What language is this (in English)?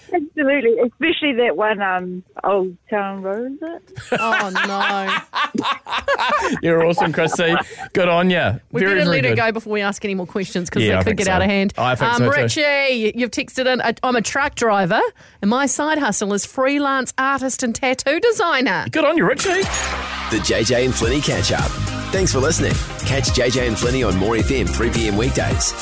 English